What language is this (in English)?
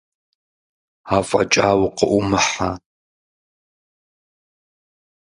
Kabardian